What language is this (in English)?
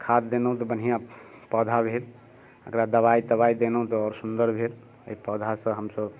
Maithili